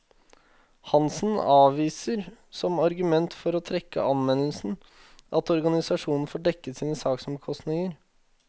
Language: Norwegian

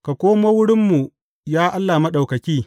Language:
Hausa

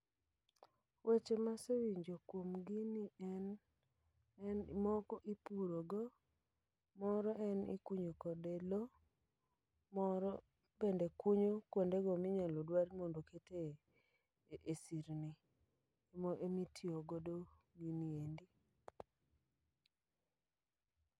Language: Luo (Kenya and Tanzania)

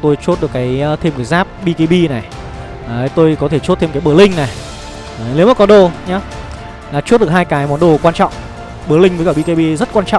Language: Vietnamese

